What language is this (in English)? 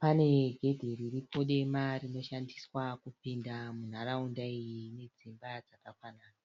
Shona